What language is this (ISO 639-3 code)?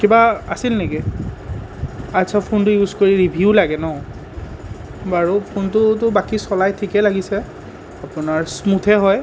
asm